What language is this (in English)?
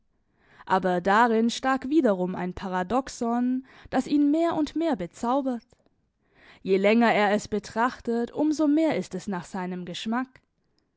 German